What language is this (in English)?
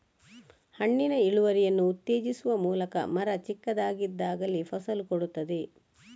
Kannada